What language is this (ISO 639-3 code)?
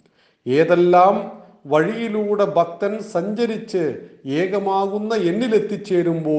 mal